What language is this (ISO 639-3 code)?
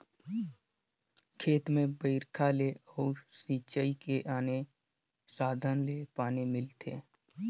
hne